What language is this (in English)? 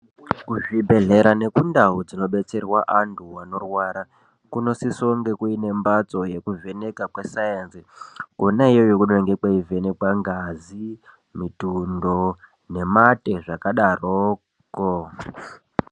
Ndau